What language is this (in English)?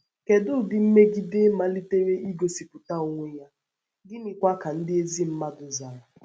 Igbo